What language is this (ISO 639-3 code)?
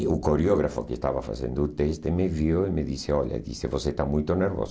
por